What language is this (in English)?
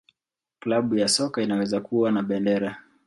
Swahili